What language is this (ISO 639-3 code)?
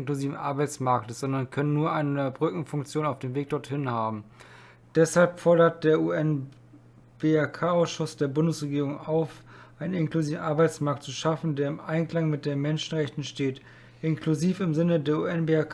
deu